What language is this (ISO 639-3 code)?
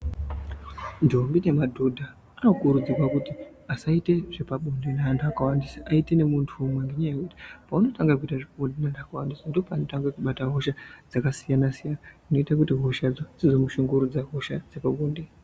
ndc